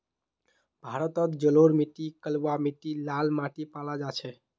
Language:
Magahi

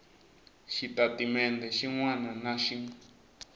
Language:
Tsonga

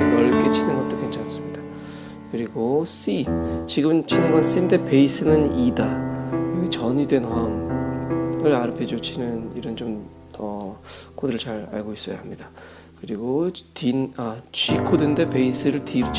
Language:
Korean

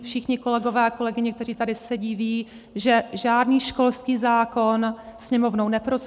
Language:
Czech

